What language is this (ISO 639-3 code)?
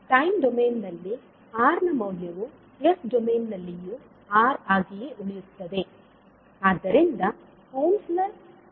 kan